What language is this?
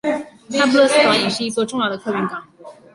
Chinese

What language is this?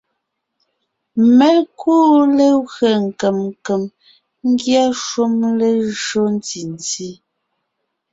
Ngiemboon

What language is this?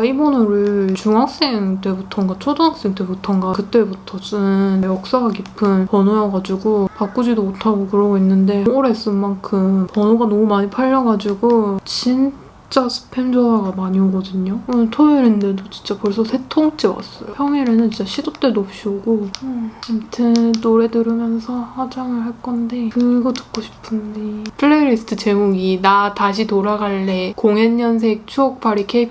Korean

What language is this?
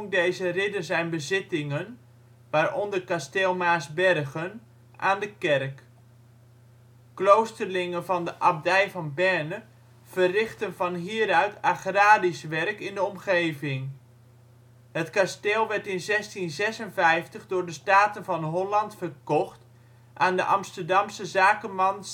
Dutch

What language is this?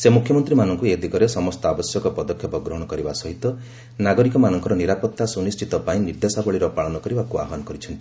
Odia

